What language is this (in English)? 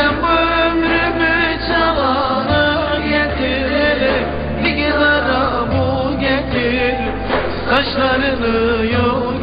Turkish